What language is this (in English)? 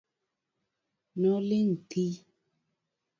Luo (Kenya and Tanzania)